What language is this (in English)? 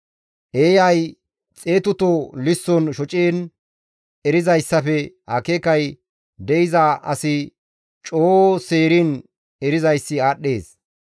Gamo